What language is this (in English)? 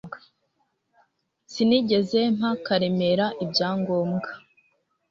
Kinyarwanda